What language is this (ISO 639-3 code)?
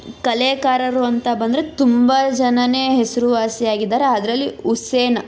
kan